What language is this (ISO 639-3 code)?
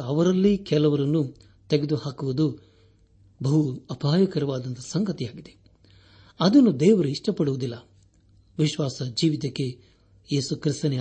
kan